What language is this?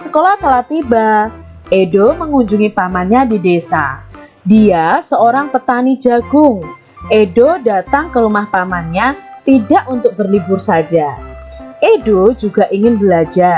Indonesian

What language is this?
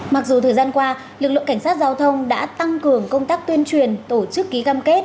Vietnamese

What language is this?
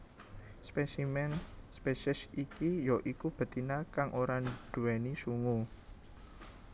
Javanese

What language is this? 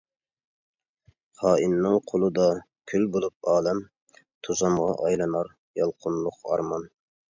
Uyghur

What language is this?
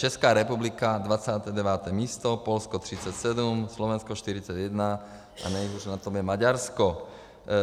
Czech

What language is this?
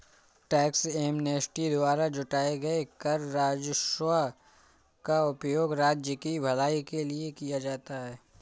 Hindi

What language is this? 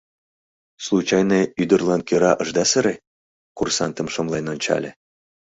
Mari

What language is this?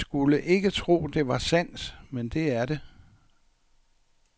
Danish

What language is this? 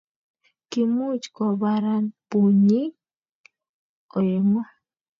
Kalenjin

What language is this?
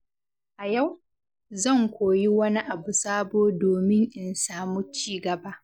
Hausa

